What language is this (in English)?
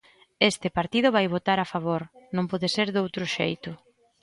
Galician